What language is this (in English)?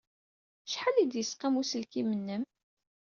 Kabyle